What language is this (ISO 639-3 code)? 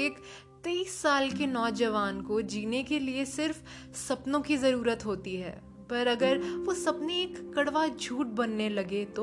hin